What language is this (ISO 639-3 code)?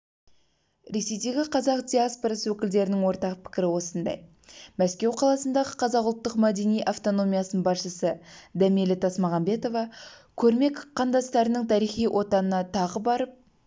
kaz